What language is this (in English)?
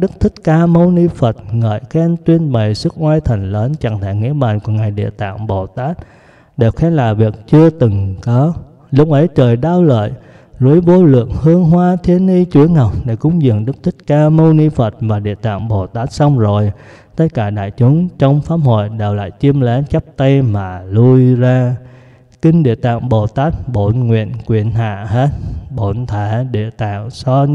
Vietnamese